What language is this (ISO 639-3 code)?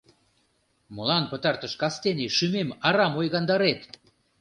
chm